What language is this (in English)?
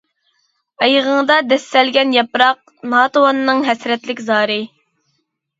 Uyghur